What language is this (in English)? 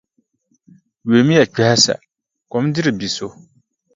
Dagbani